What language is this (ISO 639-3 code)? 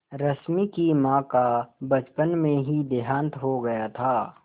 hin